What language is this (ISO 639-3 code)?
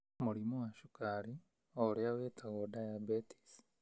kik